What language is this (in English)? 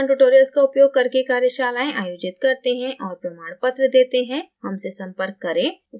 Hindi